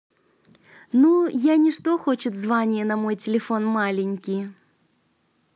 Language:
Russian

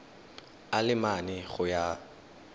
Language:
Tswana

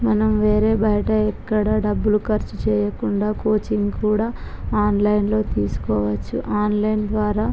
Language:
Telugu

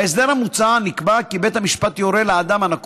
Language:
Hebrew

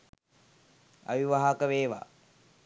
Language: Sinhala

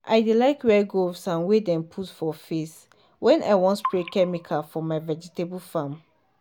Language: Nigerian Pidgin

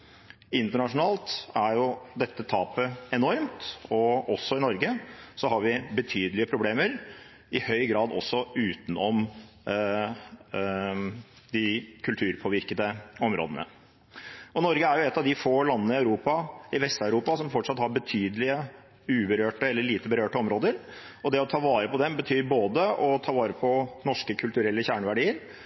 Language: Norwegian Bokmål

